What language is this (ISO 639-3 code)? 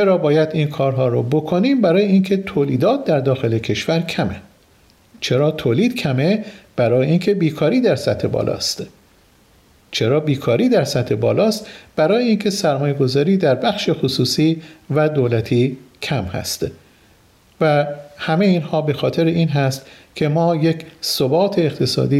fas